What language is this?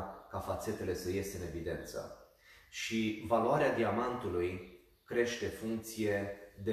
Romanian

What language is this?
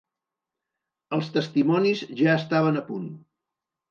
Catalan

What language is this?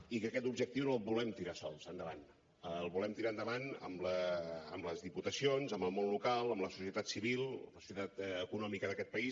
Catalan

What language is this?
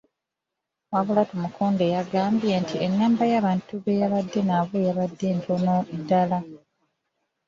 Ganda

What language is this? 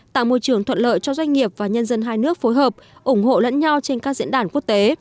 Vietnamese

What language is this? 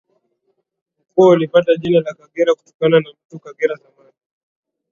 Swahili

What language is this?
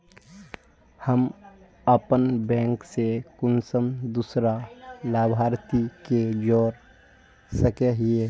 Magahi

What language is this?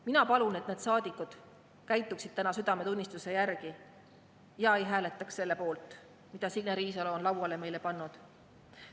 Estonian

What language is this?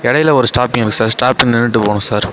Tamil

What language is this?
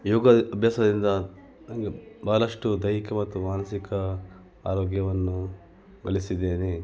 Kannada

